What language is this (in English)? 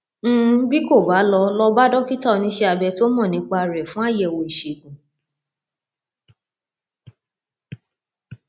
Yoruba